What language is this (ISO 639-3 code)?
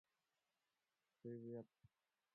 rus